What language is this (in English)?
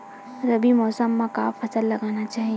Chhattisgarhi